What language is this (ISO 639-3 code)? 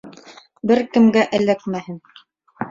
bak